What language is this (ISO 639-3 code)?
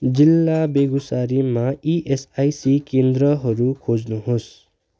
nep